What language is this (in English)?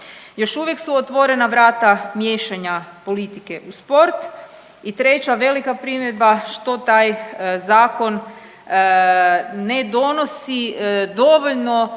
Croatian